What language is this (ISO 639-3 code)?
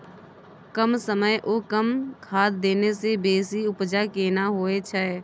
mai